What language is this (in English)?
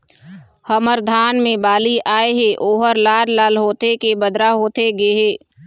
Chhattisgarhi